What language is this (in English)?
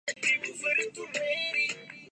Urdu